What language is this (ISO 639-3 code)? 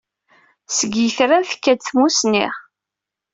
kab